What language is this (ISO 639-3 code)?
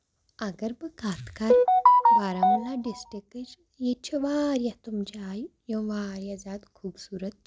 kas